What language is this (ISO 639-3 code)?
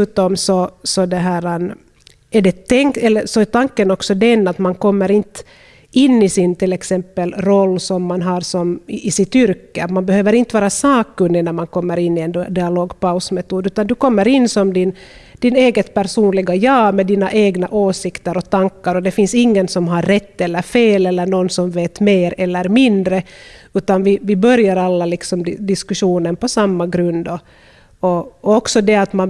swe